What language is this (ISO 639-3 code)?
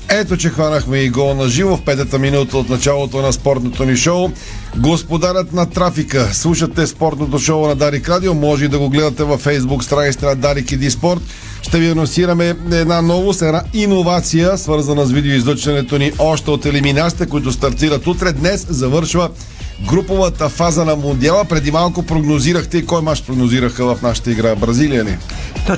bul